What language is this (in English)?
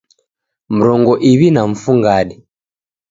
Taita